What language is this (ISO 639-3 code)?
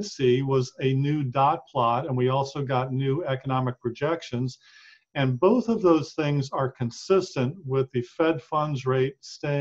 eng